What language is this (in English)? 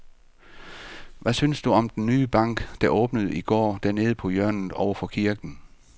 Danish